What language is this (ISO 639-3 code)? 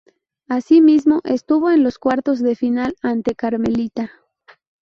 spa